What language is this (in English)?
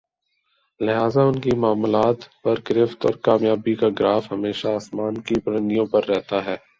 Urdu